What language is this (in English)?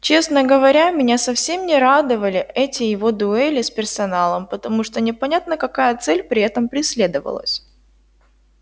Russian